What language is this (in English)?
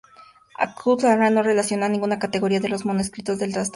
Spanish